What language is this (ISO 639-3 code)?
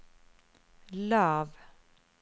nor